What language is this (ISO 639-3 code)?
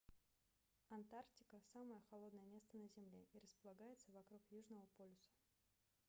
rus